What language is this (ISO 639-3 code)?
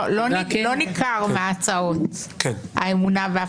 heb